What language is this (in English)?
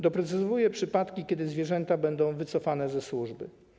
Polish